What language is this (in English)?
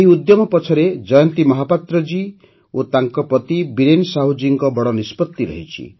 Odia